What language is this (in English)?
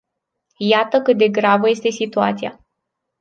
Romanian